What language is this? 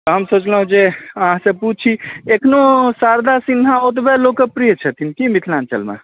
Maithili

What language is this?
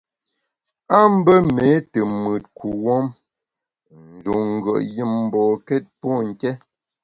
Bamun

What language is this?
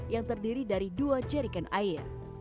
Indonesian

